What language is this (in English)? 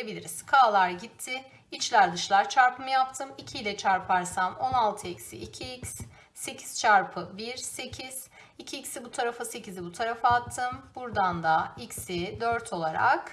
Turkish